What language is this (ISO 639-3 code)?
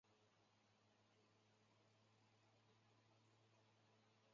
zho